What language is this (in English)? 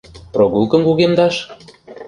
Mari